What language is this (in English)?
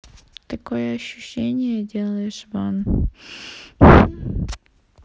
Russian